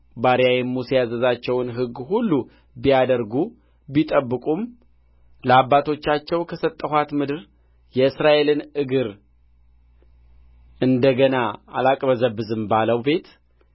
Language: Amharic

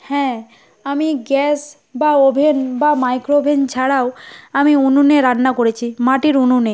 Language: Bangla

